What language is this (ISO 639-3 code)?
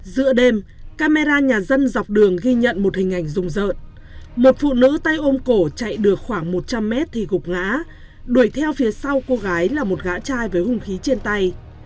vie